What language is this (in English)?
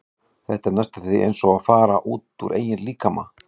Icelandic